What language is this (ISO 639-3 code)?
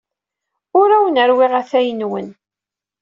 kab